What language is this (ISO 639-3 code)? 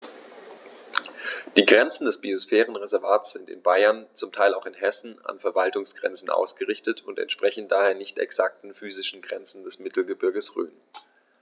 deu